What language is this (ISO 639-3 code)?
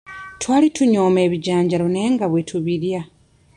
lug